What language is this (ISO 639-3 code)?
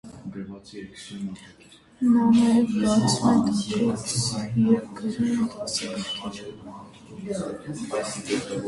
hye